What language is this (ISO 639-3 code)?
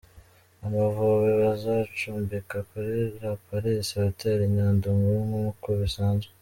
kin